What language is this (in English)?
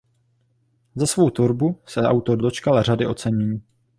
Czech